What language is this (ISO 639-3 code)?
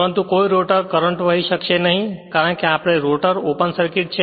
guj